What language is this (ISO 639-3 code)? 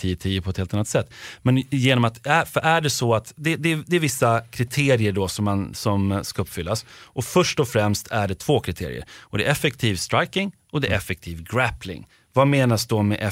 swe